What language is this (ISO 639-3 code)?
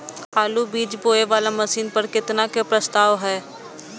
mai